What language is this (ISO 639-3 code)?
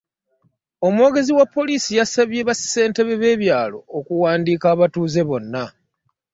lug